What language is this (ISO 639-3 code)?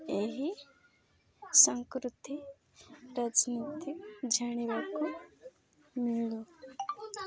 ori